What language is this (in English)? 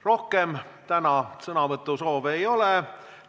Estonian